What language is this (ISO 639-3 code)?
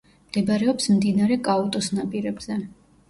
kat